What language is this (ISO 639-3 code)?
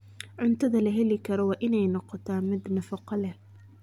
som